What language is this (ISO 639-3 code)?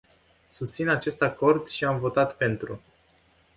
ron